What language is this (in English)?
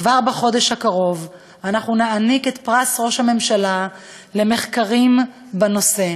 Hebrew